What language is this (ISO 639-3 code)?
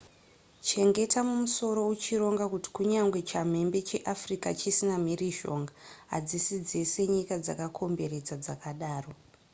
sna